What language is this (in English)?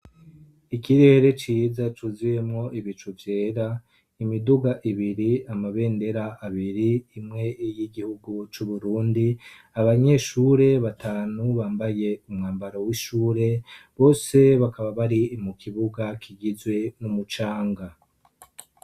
Rundi